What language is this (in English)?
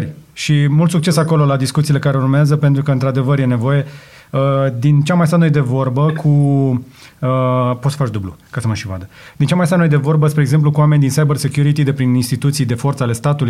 Romanian